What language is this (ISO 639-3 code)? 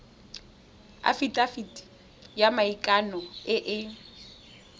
tsn